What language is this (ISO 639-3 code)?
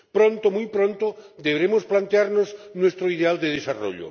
spa